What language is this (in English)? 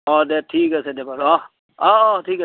Assamese